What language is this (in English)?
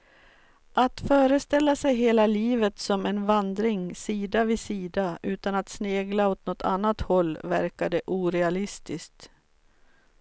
Swedish